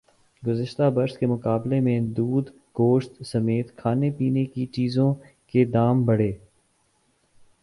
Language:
Urdu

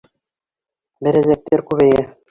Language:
Bashkir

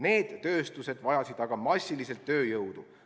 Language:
Estonian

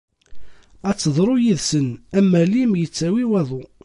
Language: Kabyle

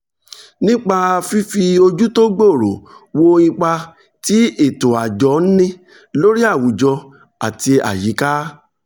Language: Yoruba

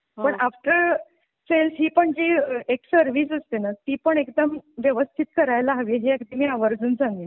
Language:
Marathi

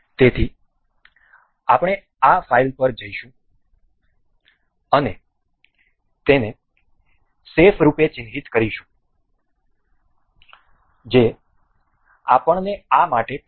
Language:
Gujarati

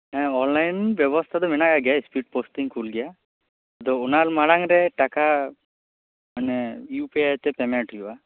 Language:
Santali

